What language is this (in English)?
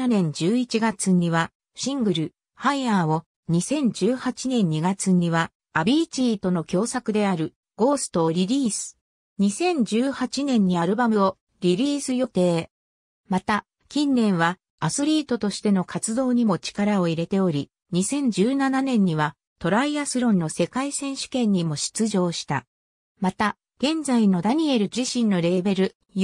Japanese